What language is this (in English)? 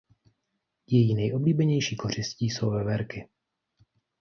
Czech